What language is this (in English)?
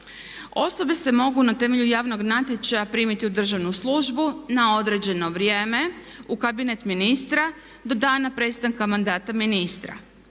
Croatian